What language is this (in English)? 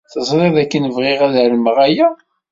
Kabyle